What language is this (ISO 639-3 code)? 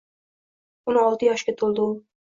uzb